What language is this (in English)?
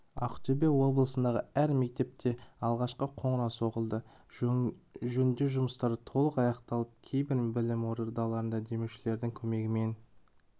Kazakh